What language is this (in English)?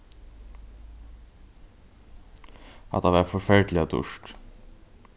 Faroese